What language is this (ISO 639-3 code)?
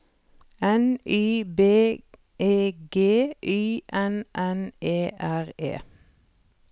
nor